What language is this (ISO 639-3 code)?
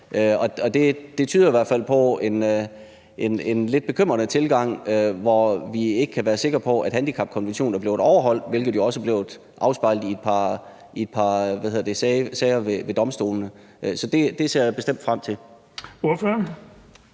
dan